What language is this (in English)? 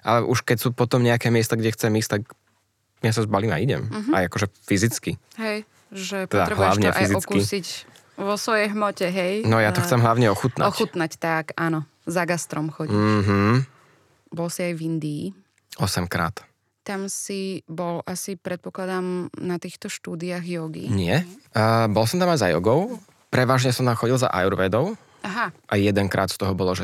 Slovak